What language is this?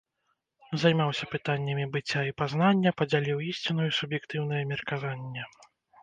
Belarusian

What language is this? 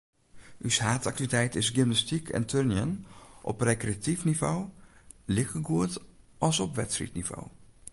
Western Frisian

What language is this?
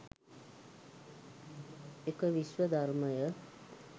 Sinhala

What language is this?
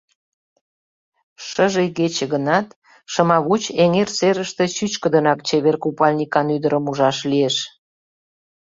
Mari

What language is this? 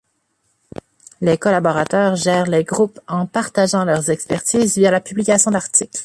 French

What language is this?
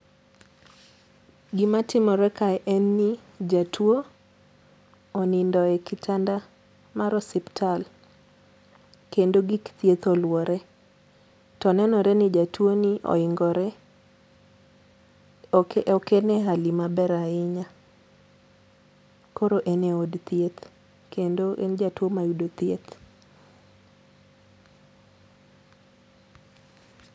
Luo (Kenya and Tanzania)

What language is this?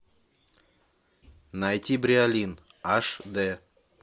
Russian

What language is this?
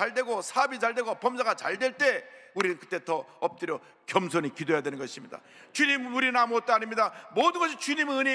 Korean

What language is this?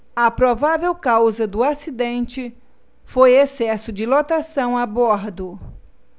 Portuguese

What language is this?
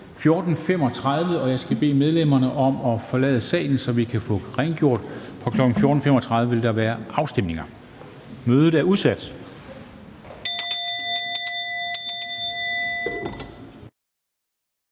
Danish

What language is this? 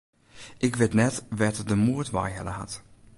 Western Frisian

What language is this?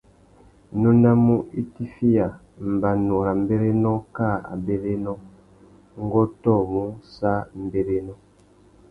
Tuki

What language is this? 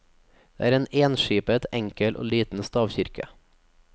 Norwegian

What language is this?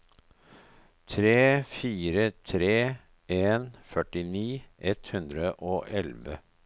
Norwegian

